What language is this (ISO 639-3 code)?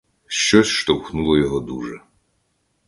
ukr